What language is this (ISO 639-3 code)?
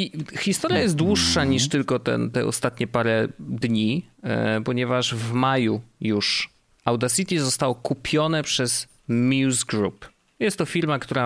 pol